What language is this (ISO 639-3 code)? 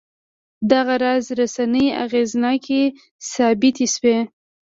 pus